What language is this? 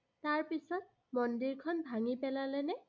Assamese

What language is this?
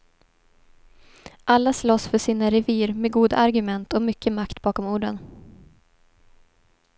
Swedish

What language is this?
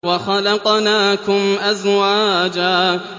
Arabic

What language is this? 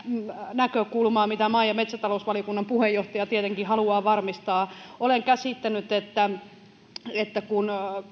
Finnish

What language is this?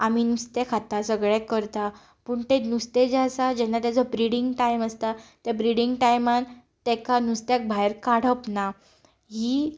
Konkani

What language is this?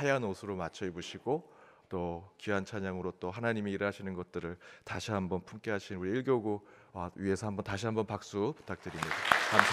Korean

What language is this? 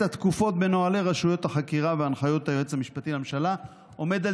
Hebrew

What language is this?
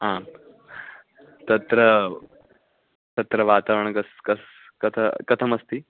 Sanskrit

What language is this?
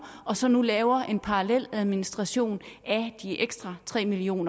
Danish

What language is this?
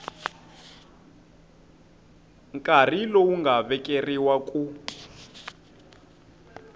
Tsonga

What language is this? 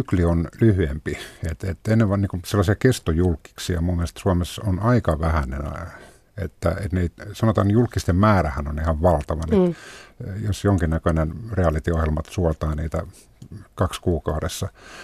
Finnish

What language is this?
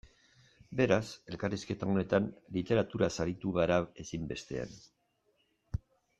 Basque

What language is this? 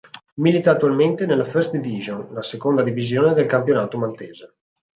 Italian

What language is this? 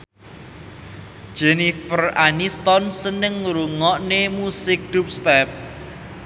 Javanese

